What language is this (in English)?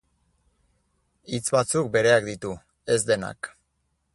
Basque